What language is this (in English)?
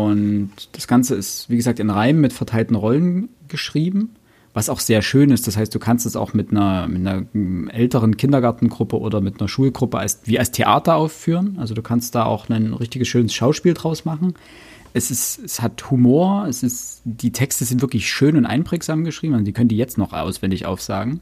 German